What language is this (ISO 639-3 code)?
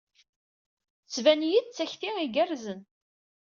kab